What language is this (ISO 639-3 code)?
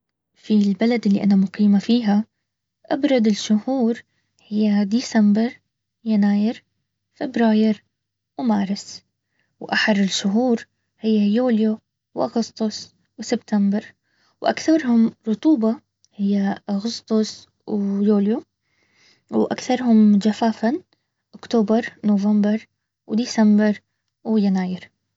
abv